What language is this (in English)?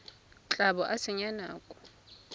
Tswana